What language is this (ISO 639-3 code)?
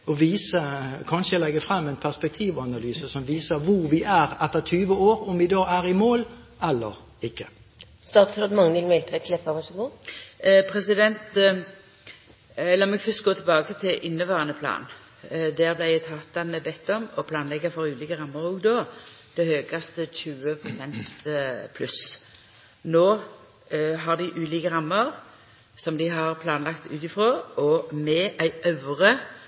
nor